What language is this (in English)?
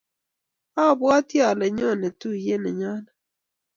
Kalenjin